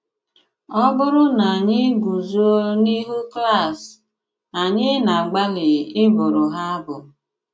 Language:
Igbo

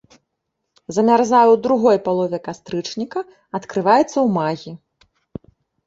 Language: Belarusian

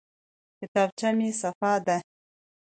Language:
Pashto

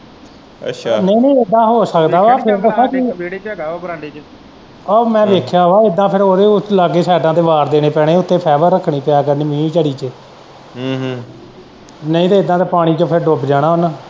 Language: Punjabi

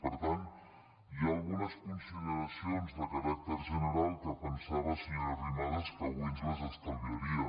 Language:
Catalan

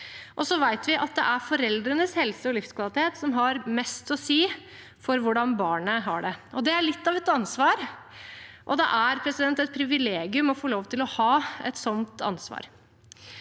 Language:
Norwegian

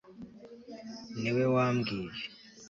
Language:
Kinyarwanda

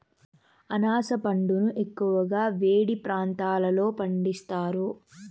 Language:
Telugu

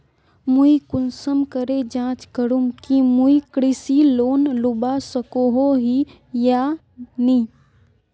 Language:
Magahi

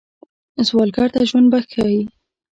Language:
Pashto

